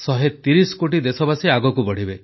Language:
Odia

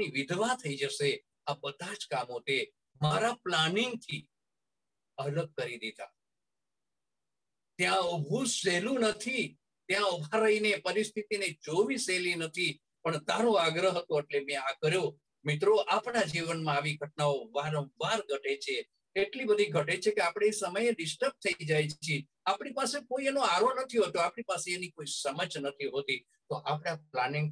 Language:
Gujarati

